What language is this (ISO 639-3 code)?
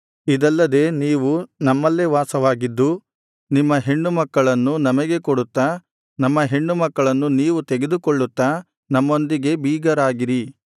kan